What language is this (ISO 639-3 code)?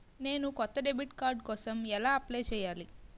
tel